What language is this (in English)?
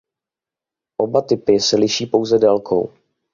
Czech